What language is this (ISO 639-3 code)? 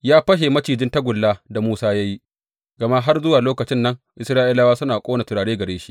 hau